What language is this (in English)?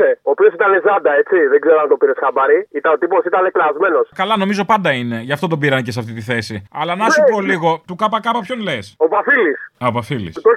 Greek